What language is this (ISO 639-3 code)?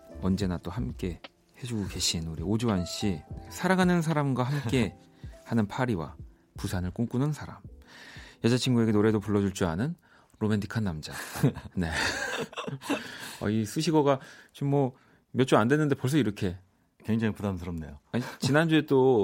kor